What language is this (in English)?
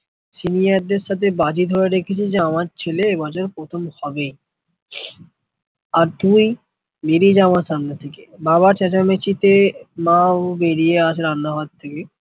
Bangla